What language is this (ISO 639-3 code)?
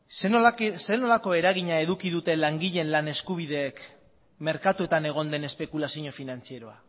eus